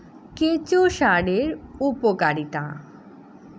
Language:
Bangla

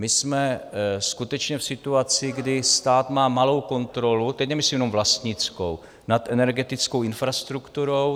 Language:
Czech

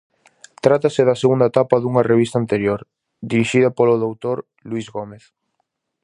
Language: Galician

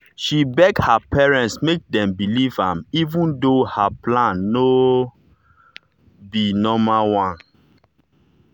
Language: Nigerian Pidgin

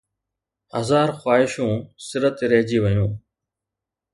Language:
Sindhi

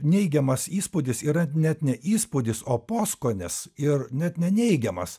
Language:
Lithuanian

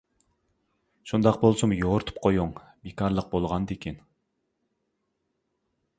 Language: Uyghur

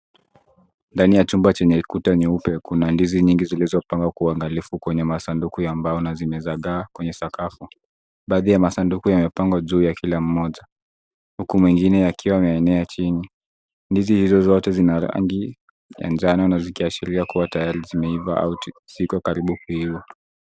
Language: Swahili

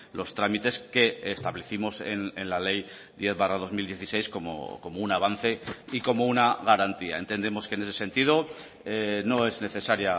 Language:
Spanish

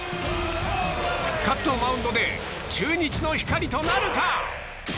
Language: Japanese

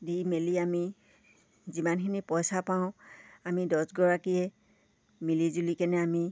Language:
Assamese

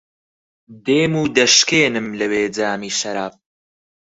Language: Central Kurdish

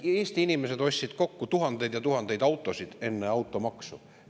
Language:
Estonian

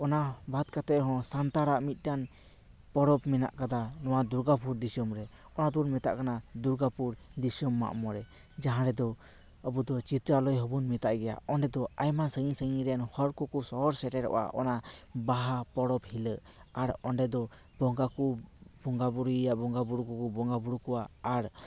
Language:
Santali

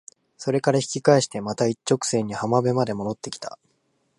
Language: Japanese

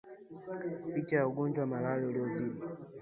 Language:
Swahili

